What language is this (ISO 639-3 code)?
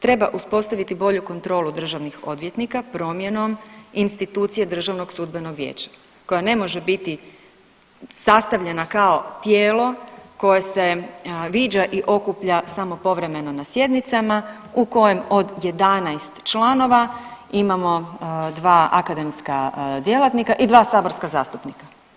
hrv